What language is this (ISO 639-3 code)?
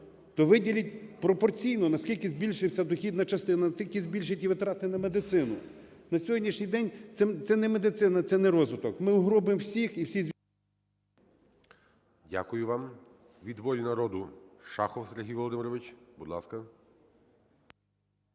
ukr